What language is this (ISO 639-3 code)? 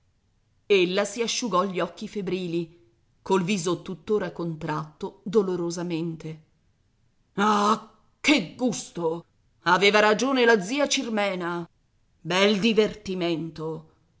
ita